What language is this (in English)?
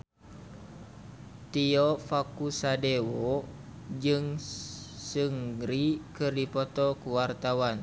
Sundanese